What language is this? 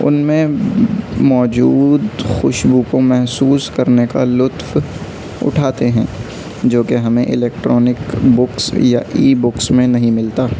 Urdu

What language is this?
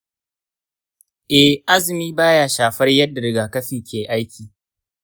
Hausa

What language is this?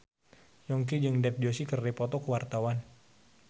Sundanese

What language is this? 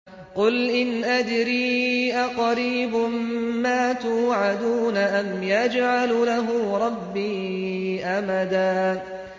Arabic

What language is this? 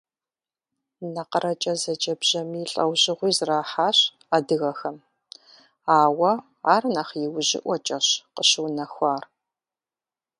Kabardian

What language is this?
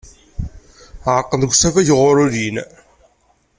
Kabyle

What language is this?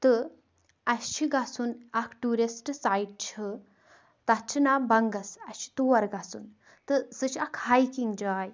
Kashmiri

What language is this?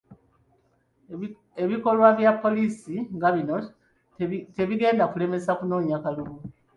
Ganda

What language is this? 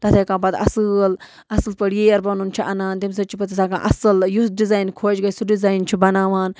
Kashmiri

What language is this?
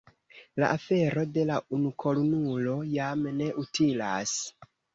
Esperanto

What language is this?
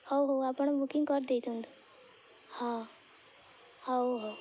Odia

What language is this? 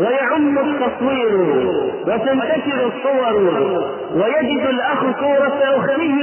Arabic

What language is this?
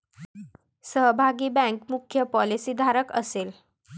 Marathi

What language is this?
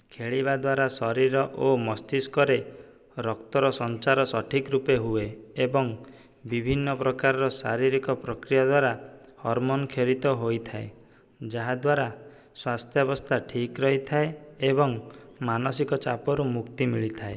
Odia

